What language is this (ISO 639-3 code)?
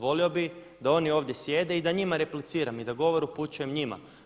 hrv